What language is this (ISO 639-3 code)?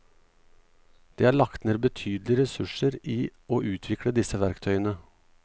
nor